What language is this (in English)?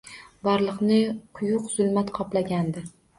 Uzbek